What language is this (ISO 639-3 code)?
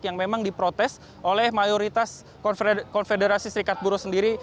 ind